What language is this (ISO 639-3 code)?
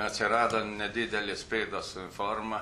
lit